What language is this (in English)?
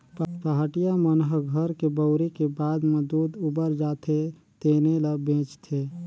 Chhattisgarhi